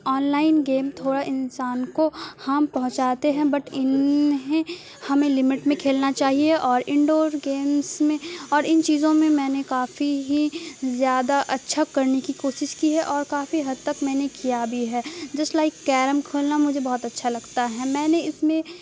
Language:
Urdu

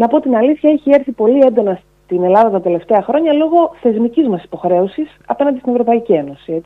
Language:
Greek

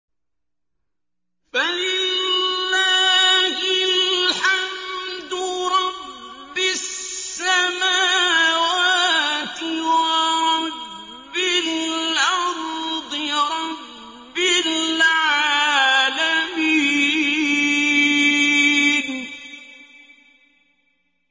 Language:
Arabic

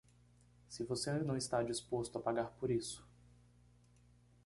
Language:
Portuguese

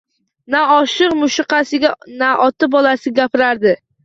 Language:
Uzbek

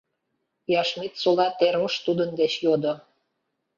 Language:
Mari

